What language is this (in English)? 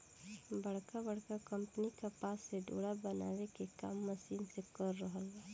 Bhojpuri